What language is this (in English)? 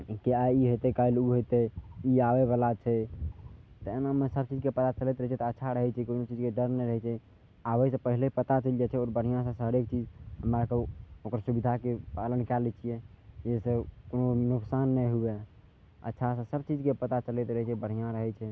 Maithili